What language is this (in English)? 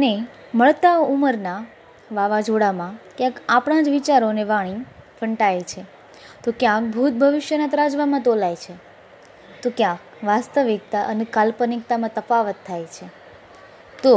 Gujarati